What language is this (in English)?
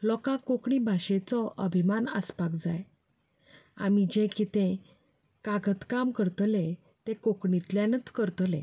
Konkani